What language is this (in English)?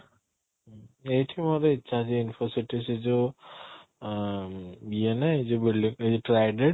Odia